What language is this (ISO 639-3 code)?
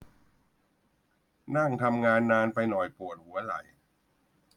tha